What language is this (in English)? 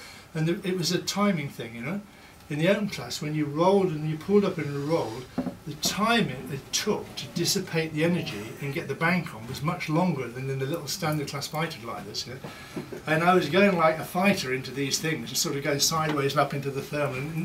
English